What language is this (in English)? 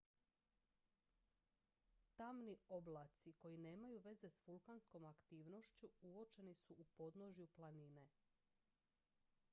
Croatian